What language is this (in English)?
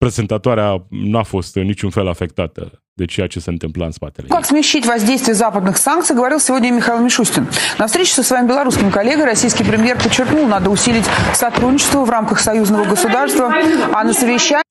Romanian